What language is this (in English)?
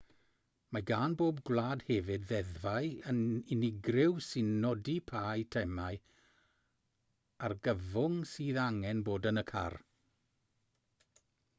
Welsh